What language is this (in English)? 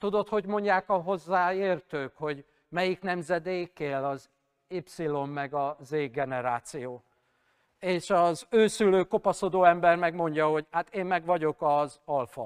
Hungarian